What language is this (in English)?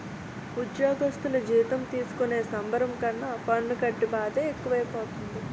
Telugu